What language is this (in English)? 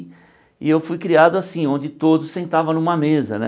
Portuguese